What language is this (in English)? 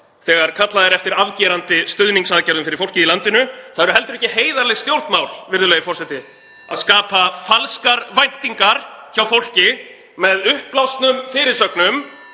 Icelandic